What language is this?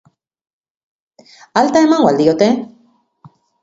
Basque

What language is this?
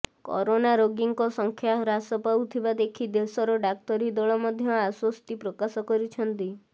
Odia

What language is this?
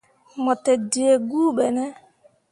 Mundang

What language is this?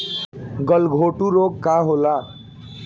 Bhojpuri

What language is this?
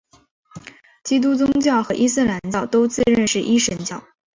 Chinese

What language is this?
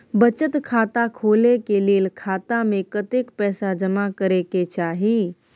Maithili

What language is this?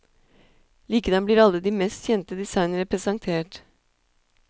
Norwegian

